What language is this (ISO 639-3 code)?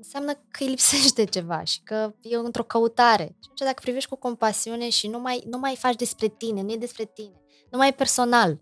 ron